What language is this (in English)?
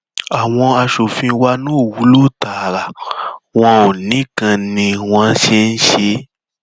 Yoruba